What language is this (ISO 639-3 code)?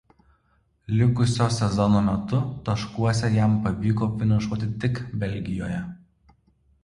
lit